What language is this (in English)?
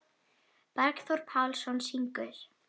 Icelandic